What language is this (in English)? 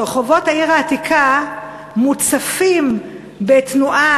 Hebrew